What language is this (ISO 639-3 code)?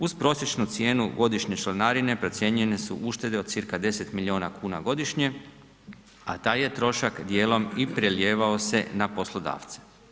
hrv